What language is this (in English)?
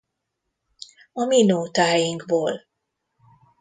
Hungarian